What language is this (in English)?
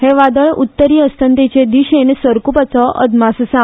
Konkani